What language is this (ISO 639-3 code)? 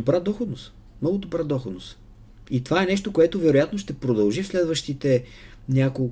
bul